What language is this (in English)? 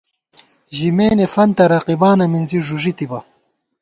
Gawar-Bati